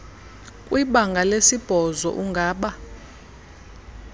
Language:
Xhosa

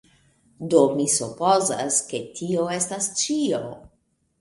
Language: Esperanto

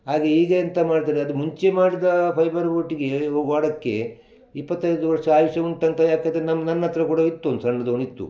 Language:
Kannada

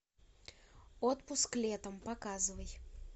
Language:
Russian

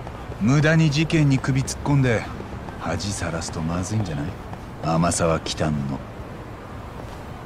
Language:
Japanese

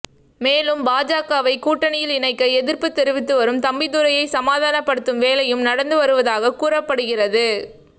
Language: Tamil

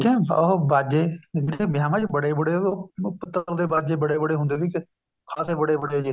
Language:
Punjabi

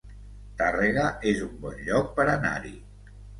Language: Catalan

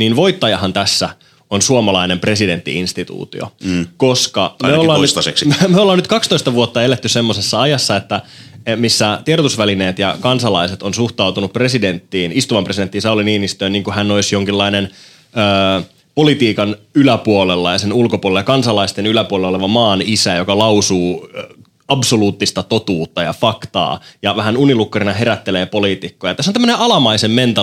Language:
Finnish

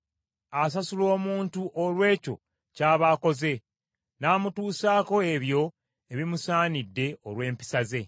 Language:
Ganda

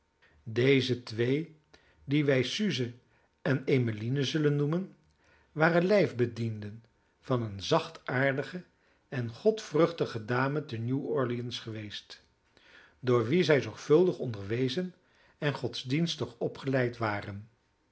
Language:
Dutch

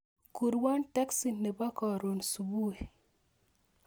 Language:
Kalenjin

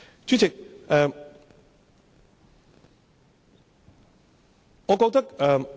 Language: Cantonese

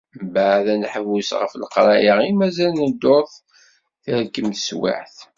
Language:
Kabyle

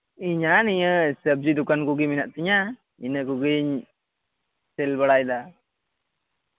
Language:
Santali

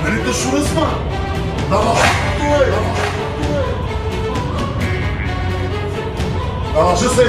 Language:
Bulgarian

